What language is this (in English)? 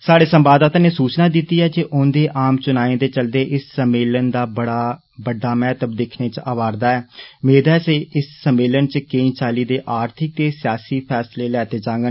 Dogri